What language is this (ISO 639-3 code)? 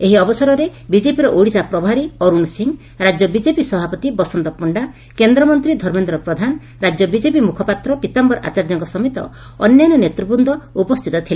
ori